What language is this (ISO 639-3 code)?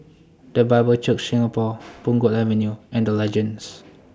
eng